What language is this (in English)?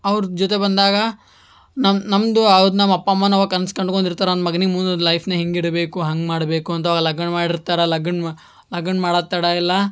Kannada